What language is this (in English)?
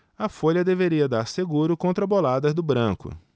Portuguese